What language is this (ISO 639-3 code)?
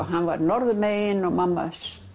isl